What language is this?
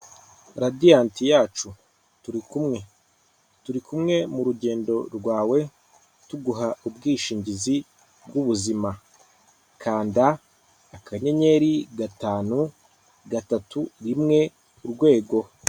Kinyarwanda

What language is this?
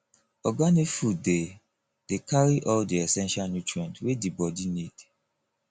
Nigerian Pidgin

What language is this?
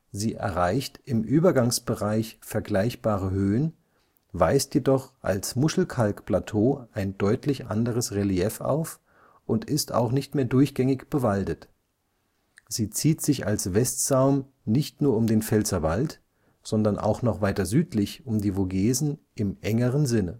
German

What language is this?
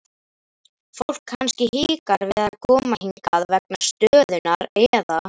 Icelandic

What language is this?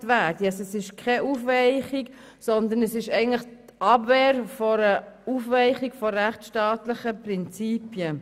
Swiss German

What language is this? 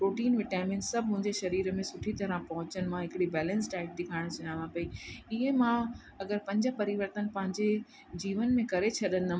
Sindhi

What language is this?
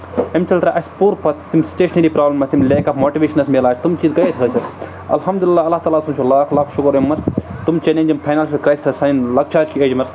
Kashmiri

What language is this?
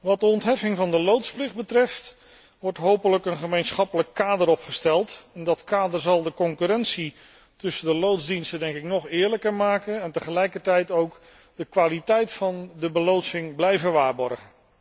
Dutch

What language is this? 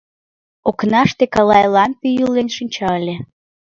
Mari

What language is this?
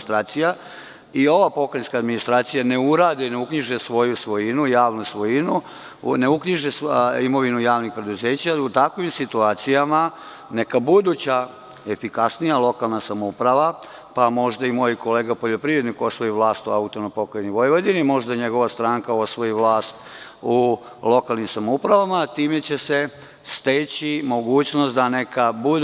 Serbian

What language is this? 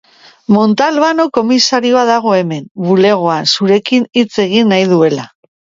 Basque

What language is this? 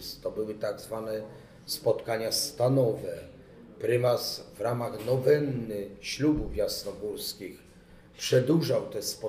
Polish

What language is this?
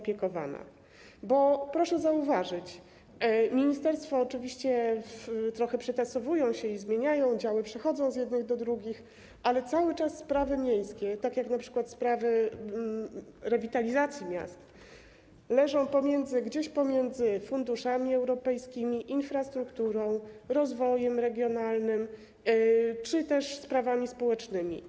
Polish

